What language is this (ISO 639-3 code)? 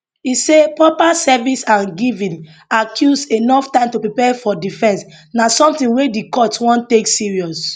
pcm